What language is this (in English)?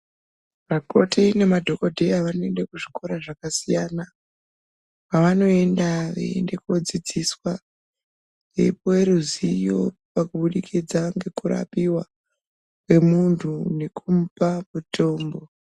Ndau